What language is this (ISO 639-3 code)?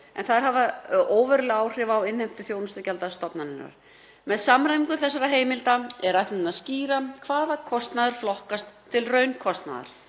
isl